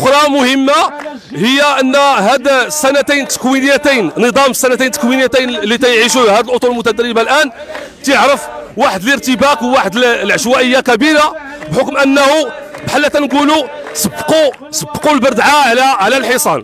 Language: Arabic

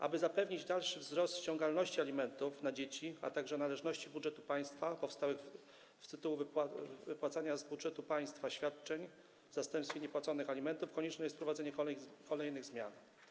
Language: Polish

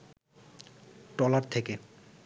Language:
Bangla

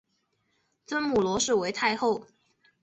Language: Chinese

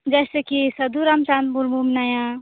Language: Santali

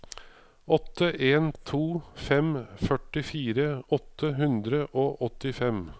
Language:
Norwegian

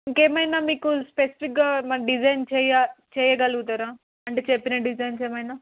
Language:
Telugu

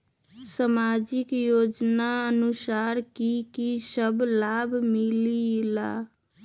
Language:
Magahi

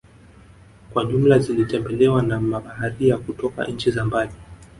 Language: Swahili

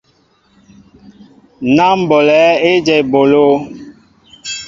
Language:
Mbo (Cameroon)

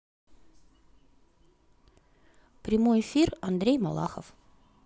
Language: Russian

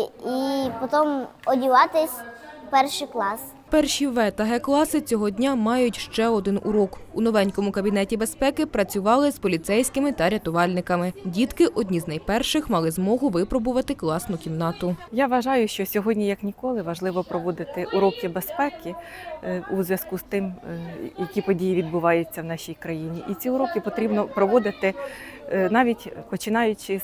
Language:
Ukrainian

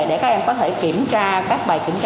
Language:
Vietnamese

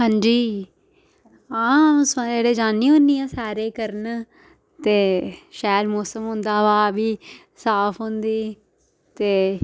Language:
Dogri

